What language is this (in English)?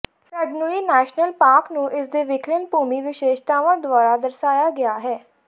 Punjabi